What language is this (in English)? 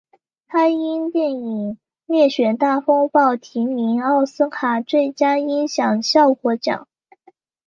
Chinese